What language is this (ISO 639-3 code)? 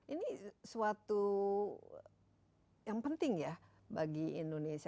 ind